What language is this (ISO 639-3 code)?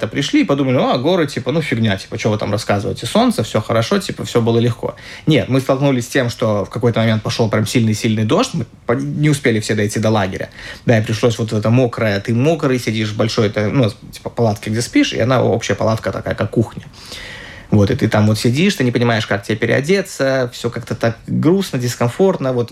rus